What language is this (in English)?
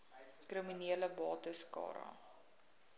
Afrikaans